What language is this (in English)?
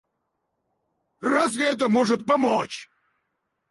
Russian